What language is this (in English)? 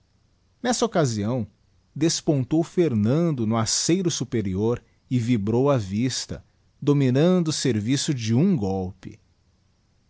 Portuguese